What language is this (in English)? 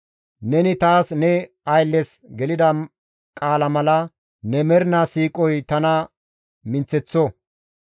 Gamo